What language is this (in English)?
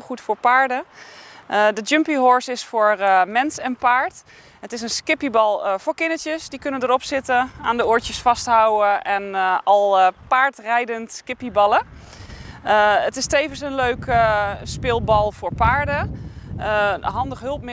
Dutch